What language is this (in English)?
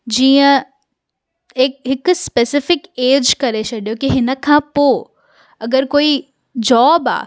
Sindhi